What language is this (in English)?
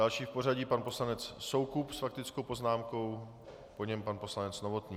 Czech